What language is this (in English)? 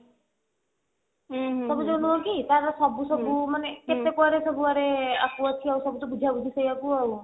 Odia